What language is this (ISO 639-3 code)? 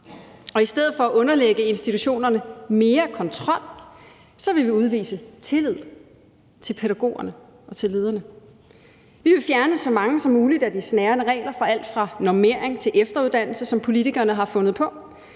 dan